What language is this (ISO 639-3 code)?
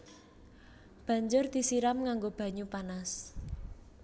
jav